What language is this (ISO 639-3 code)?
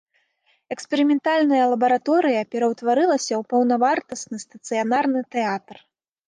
bel